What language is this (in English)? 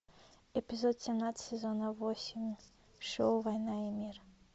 Russian